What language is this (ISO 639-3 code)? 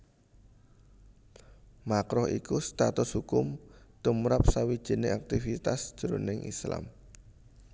jav